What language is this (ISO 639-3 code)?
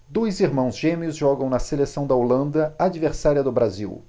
por